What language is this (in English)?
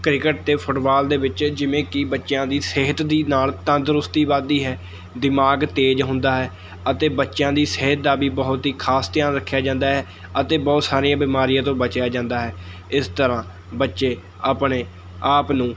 Punjabi